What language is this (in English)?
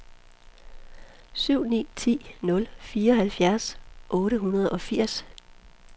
Danish